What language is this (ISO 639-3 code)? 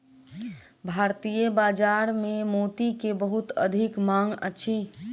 mai